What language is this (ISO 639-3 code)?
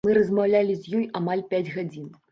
bel